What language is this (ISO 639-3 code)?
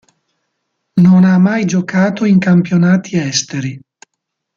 ita